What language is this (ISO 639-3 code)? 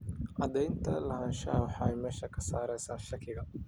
som